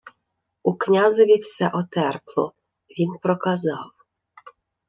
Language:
Ukrainian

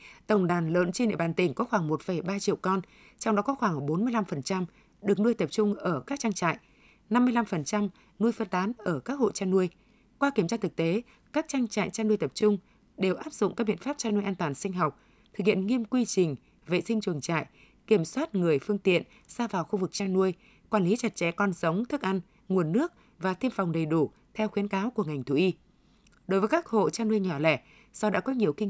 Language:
Vietnamese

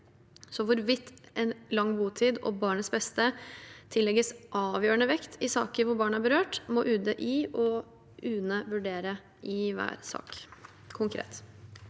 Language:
Norwegian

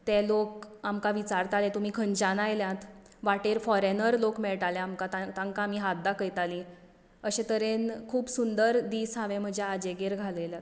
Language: Konkani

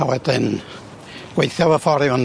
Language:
Welsh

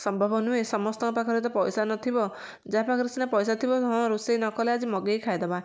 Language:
Odia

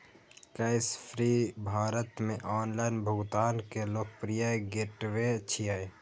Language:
Maithili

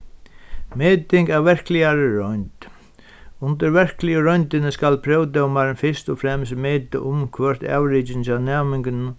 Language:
Faroese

